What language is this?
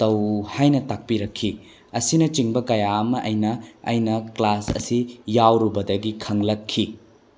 Manipuri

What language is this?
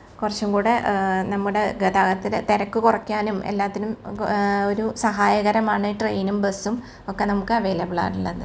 Malayalam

